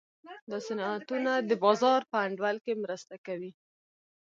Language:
Pashto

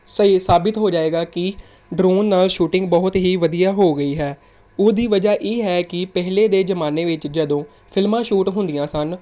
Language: Punjabi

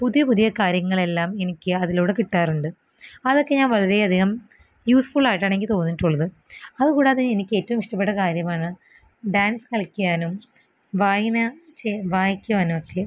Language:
Malayalam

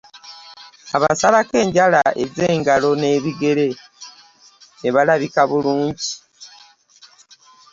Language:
Ganda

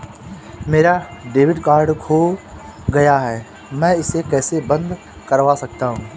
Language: Hindi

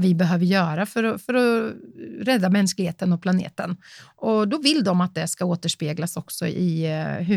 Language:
Swedish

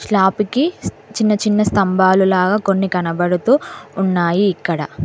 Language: Telugu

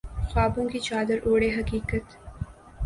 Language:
Urdu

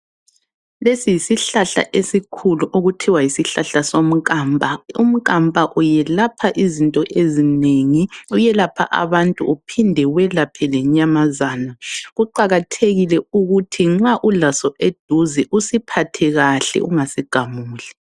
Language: North Ndebele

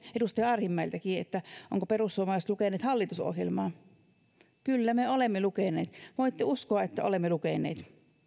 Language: Finnish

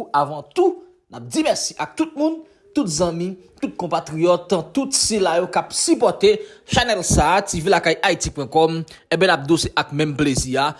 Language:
French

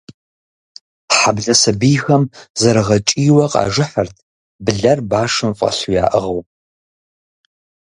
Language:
Kabardian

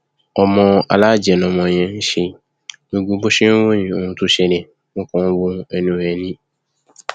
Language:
Yoruba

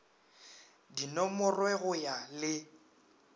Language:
Northern Sotho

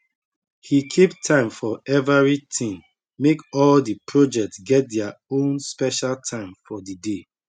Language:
Nigerian Pidgin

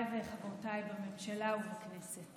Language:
Hebrew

